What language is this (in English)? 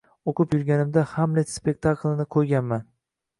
Uzbek